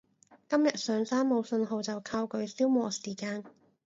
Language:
Cantonese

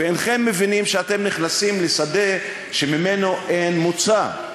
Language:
Hebrew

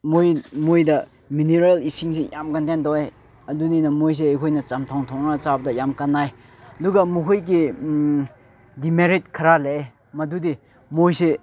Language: Manipuri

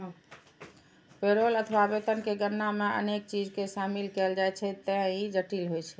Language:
Maithili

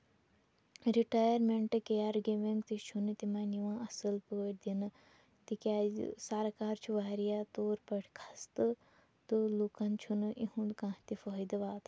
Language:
Kashmiri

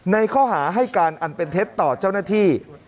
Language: Thai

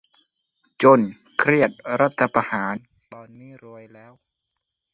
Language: Thai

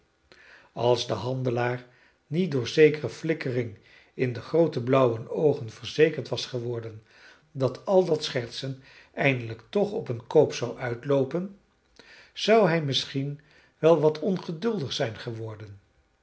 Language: Dutch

